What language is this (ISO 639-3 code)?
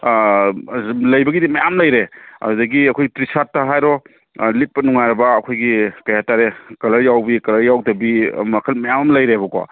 mni